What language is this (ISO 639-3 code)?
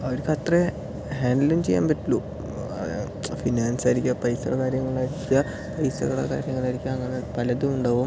mal